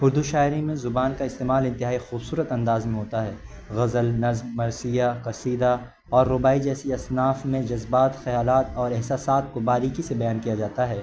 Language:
Urdu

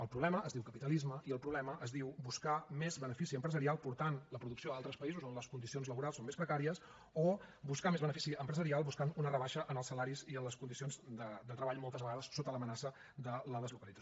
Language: Catalan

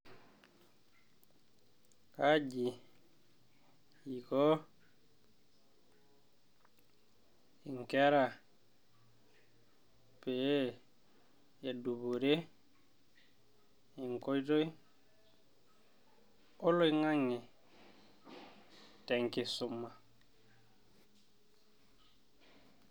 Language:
Masai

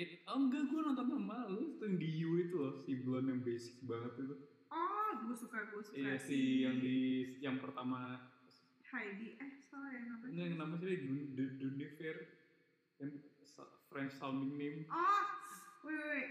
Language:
Indonesian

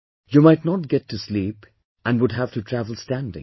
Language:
English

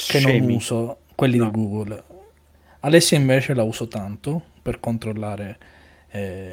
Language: Italian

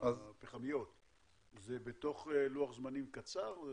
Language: Hebrew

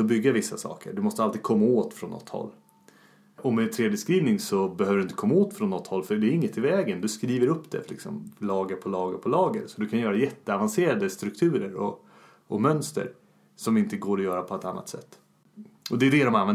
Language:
Swedish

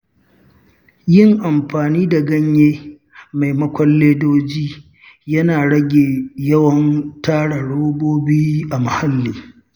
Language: Hausa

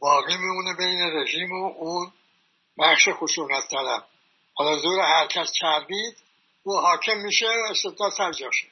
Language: Persian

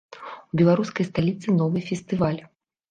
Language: Belarusian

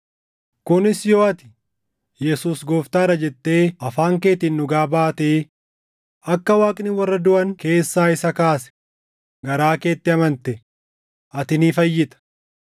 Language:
Oromo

